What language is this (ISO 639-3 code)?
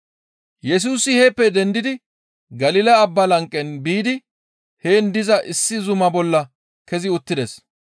gmv